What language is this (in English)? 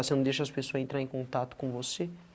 Portuguese